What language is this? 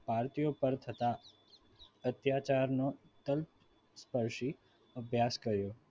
Gujarati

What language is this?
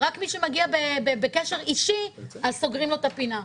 Hebrew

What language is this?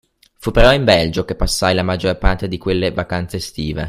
Italian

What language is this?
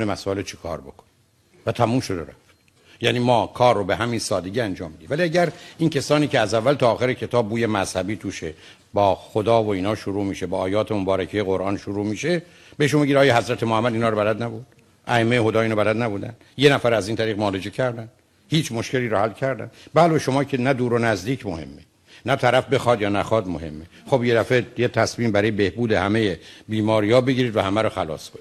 Persian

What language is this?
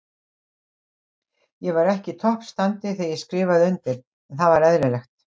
Icelandic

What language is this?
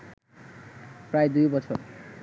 Bangla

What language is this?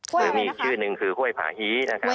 Thai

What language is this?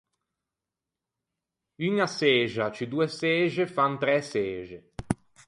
Ligurian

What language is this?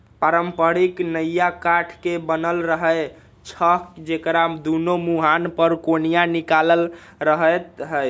Magahi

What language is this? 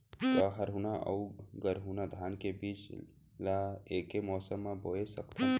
Chhattisgarhi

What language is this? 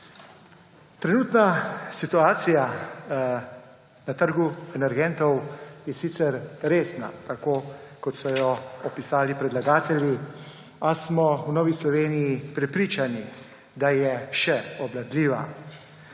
Slovenian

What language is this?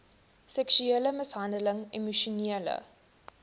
Afrikaans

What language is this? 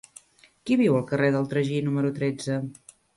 Catalan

